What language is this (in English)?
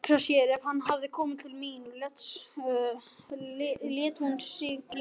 Icelandic